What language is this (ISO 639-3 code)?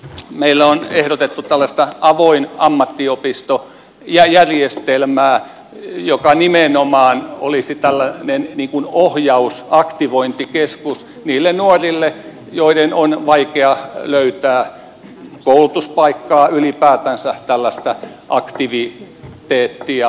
fin